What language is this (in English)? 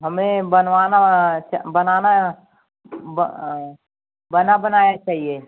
Hindi